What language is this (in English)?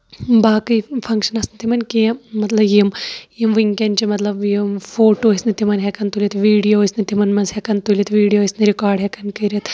Kashmiri